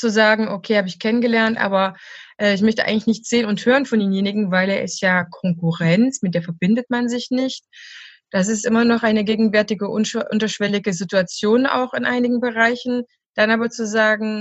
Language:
German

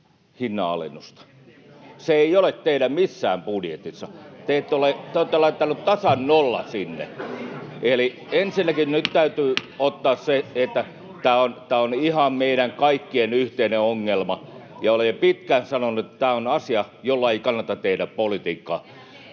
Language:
Finnish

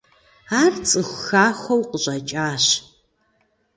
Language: Kabardian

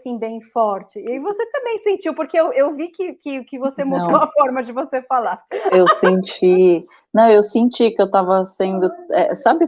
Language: Portuguese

